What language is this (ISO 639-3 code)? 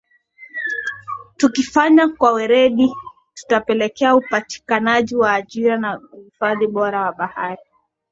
swa